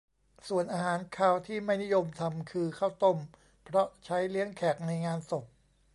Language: Thai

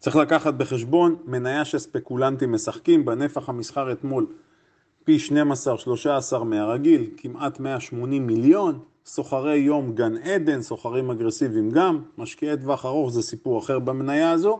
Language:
Hebrew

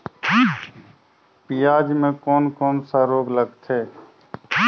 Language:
Chhattisgarhi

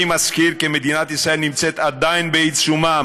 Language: Hebrew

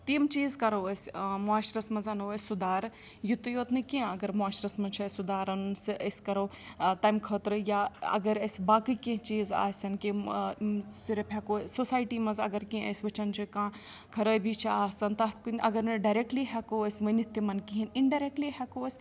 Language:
Kashmiri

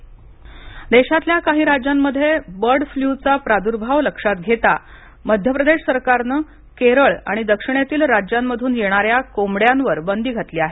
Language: Marathi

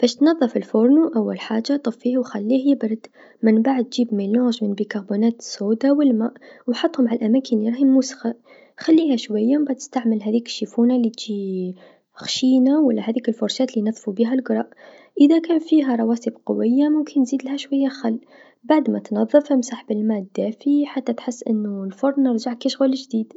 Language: Tunisian Arabic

